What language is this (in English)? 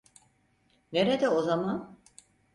Turkish